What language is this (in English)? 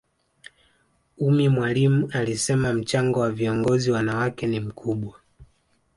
Swahili